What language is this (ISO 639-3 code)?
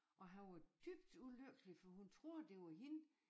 dan